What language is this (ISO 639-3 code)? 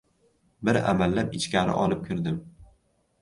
uzb